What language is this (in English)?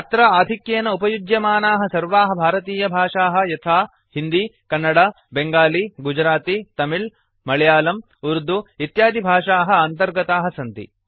Sanskrit